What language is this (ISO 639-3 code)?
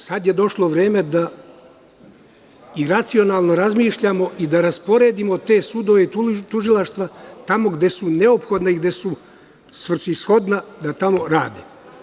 srp